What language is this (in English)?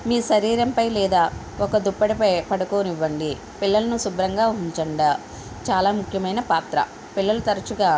Telugu